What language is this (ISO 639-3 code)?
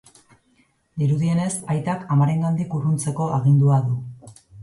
eus